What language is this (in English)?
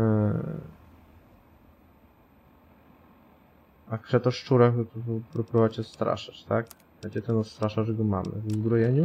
Polish